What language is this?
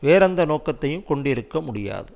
Tamil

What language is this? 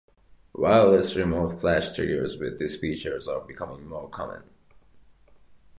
English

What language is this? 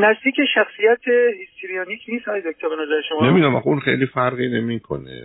Persian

